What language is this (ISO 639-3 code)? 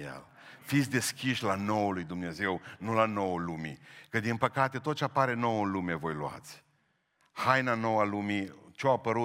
ron